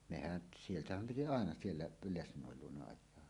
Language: Finnish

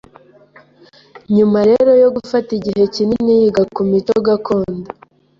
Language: Kinyarwanda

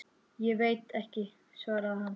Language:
Icelandic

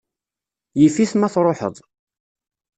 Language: Kabyle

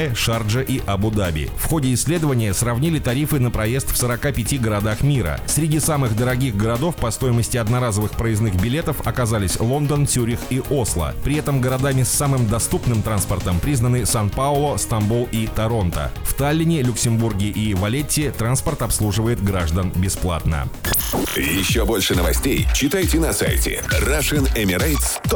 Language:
Russian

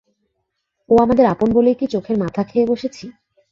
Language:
Bangla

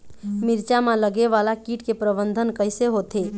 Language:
Chhattisgarhi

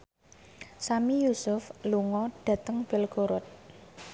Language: Javanese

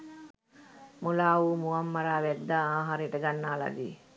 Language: Sinhala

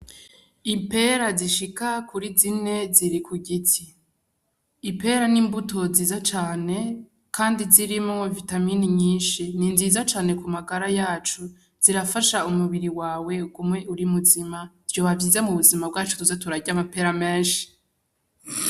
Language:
Rundi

